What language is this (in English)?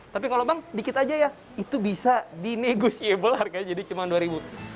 Indonesian